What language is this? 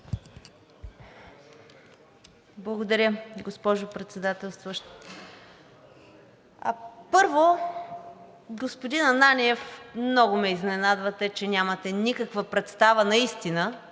Bulgarian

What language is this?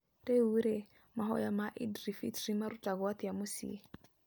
Kikuyu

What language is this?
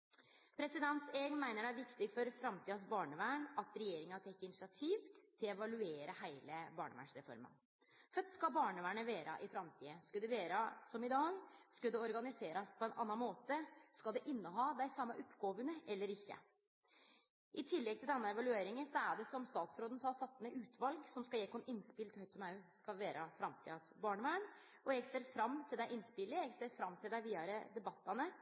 Norwegian Nynorsk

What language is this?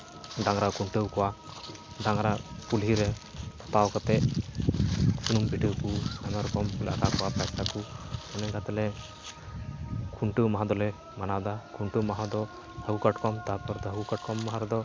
Santali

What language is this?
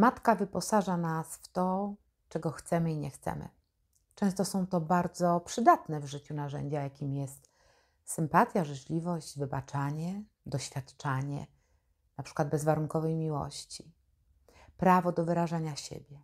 Polish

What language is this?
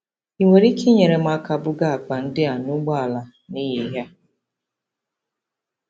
Igbo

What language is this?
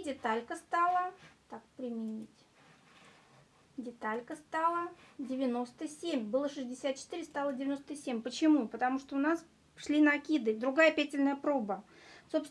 Russian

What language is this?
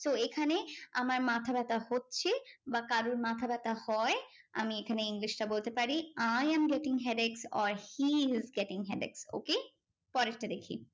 Bangla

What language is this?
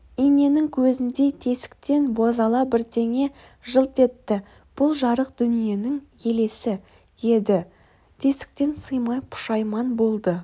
Kazakh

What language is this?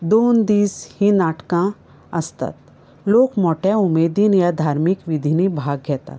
Konkani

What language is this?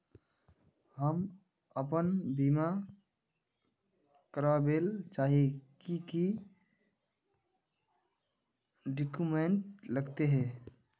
Magahi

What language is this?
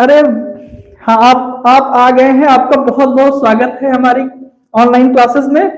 Hindi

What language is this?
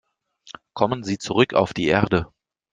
German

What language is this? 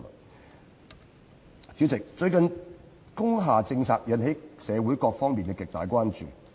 Cantonese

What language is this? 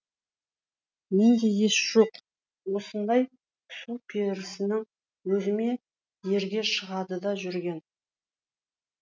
Kazakh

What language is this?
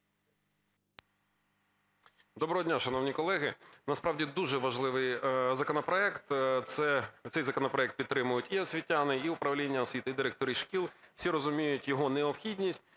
Ukrainian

